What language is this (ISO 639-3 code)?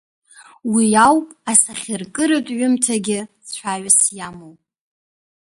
abk